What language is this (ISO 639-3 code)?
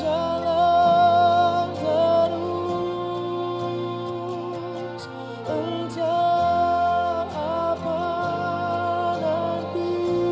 ind